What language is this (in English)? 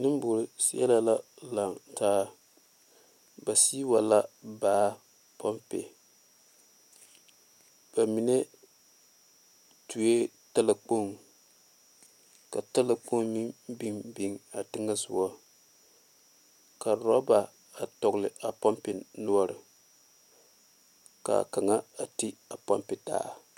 Southern Dagaare